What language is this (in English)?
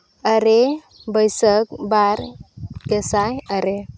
Santali